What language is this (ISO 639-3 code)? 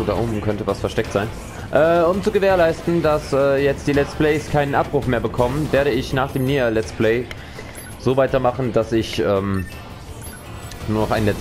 deu